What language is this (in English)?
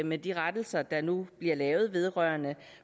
Danish